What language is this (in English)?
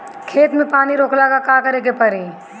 Bhojpuri